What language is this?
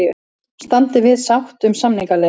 Icelandic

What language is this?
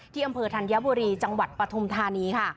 Thai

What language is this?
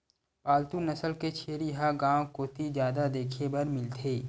Chhattisgarhi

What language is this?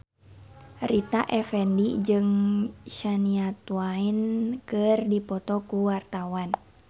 Sundanese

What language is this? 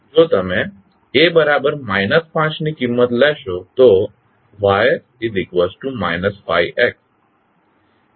Gujarati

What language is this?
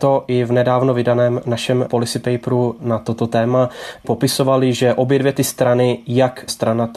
Czech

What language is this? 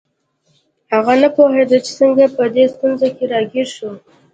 Pashto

